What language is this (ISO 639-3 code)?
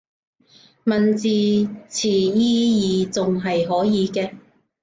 yue